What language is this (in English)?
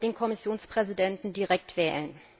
German